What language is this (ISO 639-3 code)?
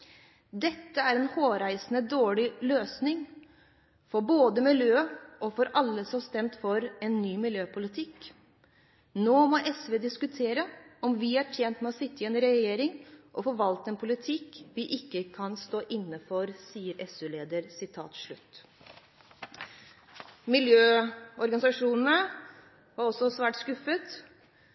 nob